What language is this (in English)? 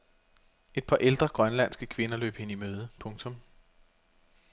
Danish